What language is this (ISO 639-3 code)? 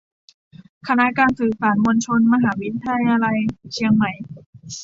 tha